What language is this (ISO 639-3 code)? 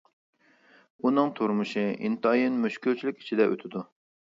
uig